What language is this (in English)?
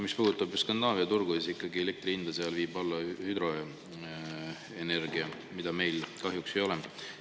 Estonian